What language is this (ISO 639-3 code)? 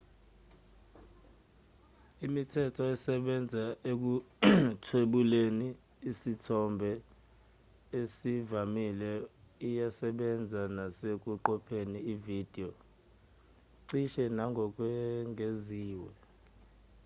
zul